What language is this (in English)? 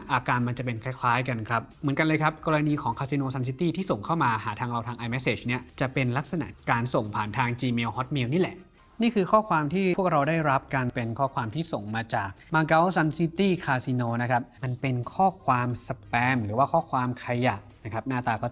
Thai